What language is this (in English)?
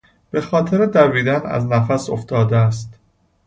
Persian